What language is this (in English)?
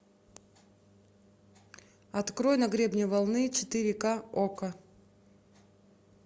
Russian